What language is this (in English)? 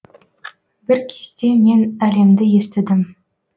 Kazakh